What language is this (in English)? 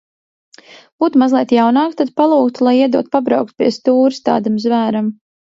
Latvian